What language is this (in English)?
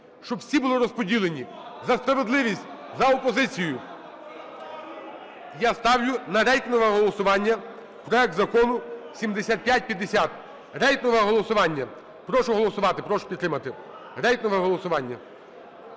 Ukrainian